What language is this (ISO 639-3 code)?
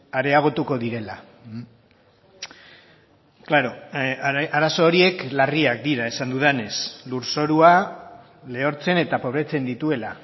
eus